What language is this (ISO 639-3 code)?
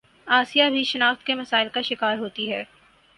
urd